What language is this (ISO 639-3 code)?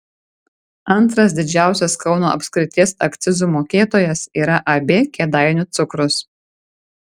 lit